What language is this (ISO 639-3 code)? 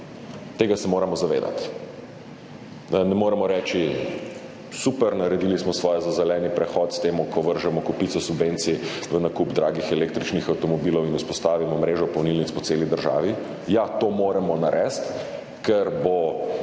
slv